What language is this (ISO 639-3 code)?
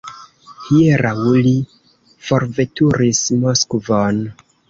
epo